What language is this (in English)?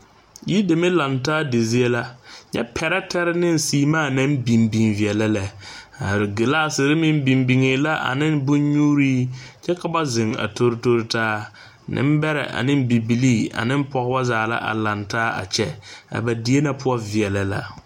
Southern Dagaare